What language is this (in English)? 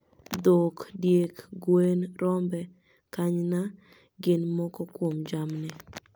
Luo (Kenya and Tanzania)